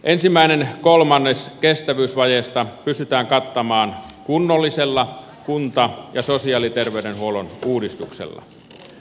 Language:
Finnish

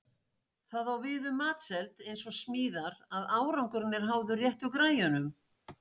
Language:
Icelandic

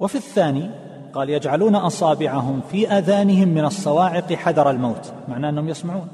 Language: Arabic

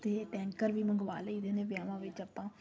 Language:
Punjabi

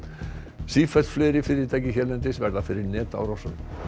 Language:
Icelandic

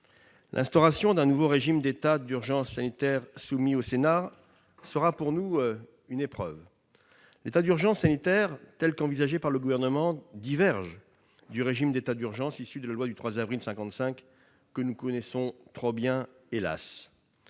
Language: French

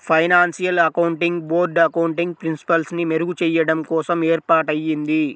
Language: Telugu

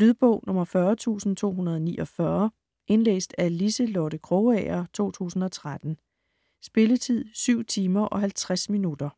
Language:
Danish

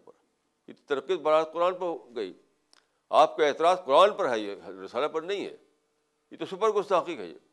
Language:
Urdu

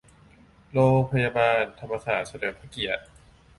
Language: Thai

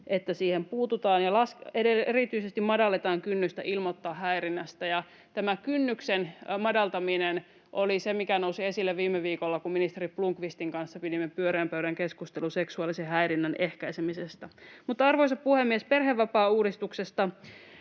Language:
Finnish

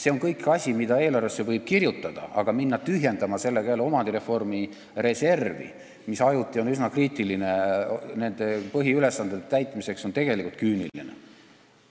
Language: Estonian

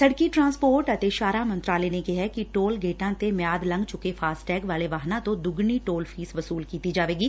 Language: Punjabi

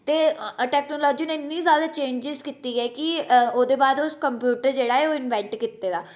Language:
Dogri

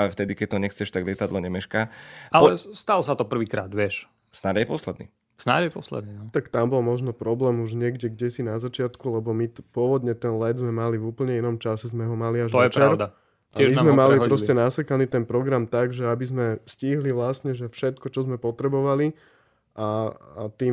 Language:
Slovak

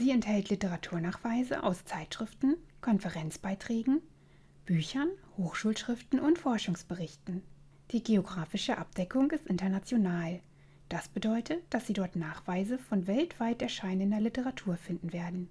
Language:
German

